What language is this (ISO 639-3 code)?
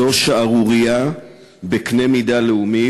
heb